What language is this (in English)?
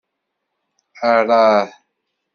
Kabyle